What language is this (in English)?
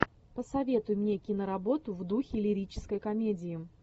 Russian